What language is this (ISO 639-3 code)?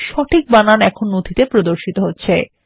ben